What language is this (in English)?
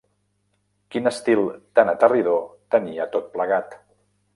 Catalan